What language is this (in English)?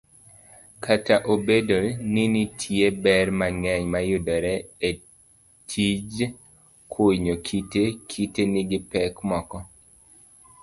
Luo (Kenya and Tanzania)